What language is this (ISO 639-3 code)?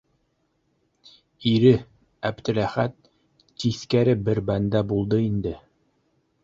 bak